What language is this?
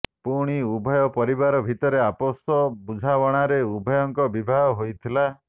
Odia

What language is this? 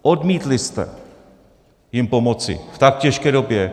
Czech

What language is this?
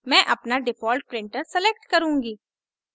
Hindi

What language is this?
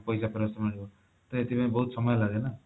Odia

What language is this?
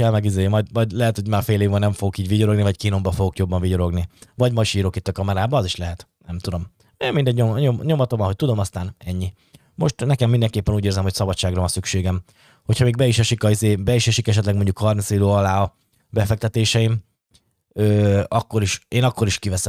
Hungarian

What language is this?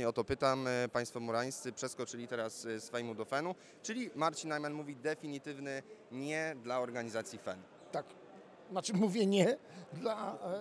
Polish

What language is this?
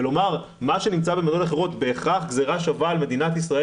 Hebrew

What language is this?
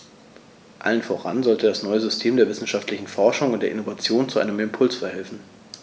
German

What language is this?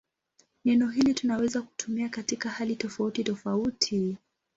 Swahili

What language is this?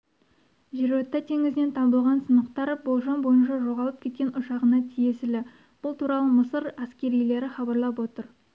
Kazakh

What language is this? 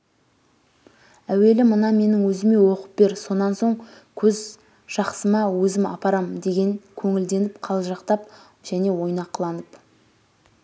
Kazakh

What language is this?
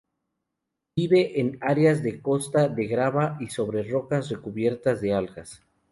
Spanish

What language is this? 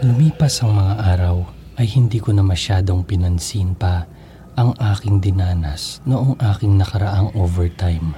Filipino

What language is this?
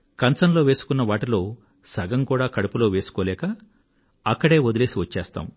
Telugu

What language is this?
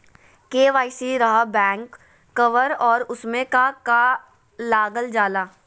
Magahi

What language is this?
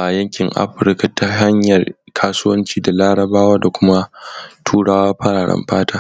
Hausa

